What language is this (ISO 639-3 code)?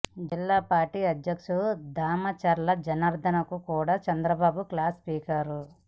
tel